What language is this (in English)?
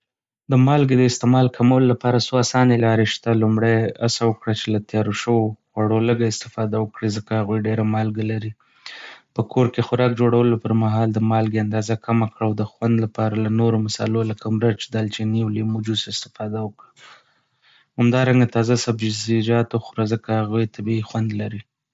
Pashto